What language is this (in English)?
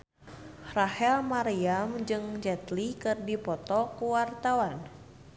Sundanese